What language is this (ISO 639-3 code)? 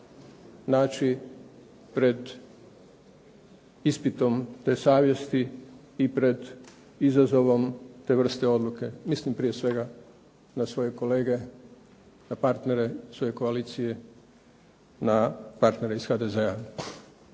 hrv